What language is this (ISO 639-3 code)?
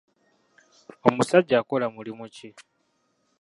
lug